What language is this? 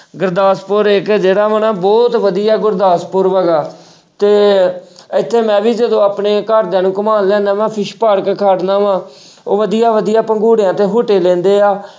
Punjabi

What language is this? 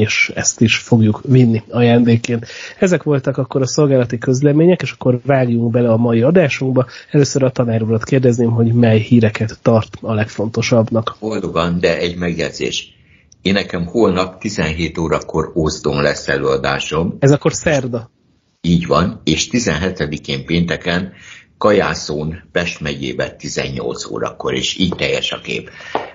Hungarian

